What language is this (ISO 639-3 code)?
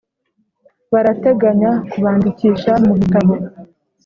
kin